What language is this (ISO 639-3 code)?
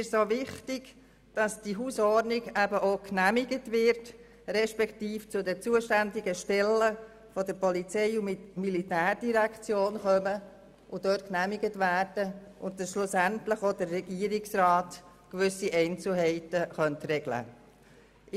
gsw